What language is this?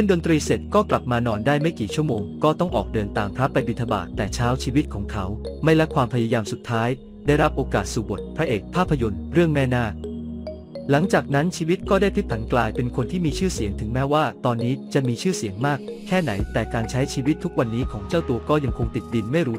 Thai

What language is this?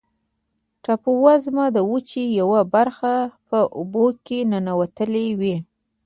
Pashto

